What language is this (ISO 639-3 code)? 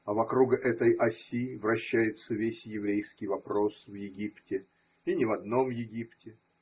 rus